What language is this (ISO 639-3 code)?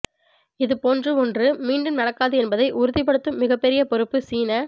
tam